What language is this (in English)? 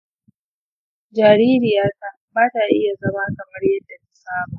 Hausa